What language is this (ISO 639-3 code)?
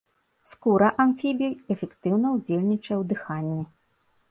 bel